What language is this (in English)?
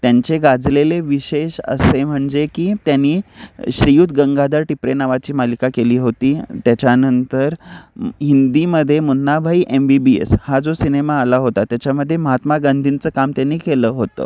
Marathi